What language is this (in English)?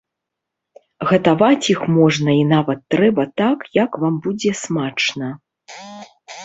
Belarusian